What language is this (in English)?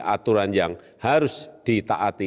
Indonesian